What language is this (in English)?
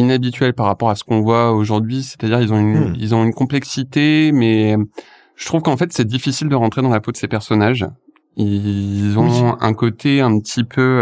French